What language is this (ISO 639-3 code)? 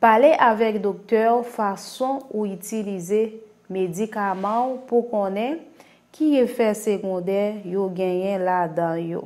fra